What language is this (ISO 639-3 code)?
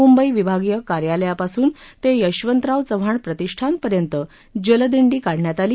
mar